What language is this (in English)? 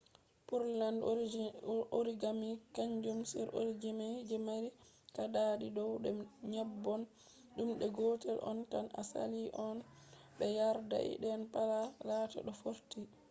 Fula